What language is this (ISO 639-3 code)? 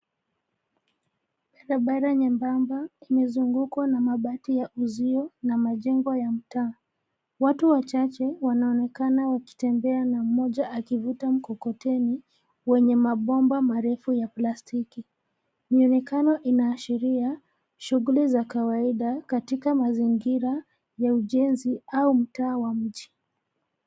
swa